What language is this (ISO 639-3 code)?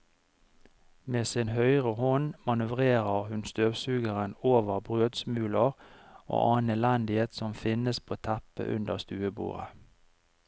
nor